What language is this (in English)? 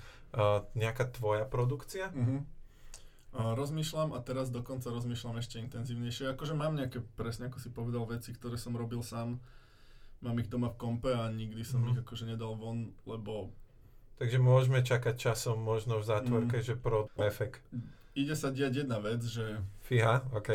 Slovak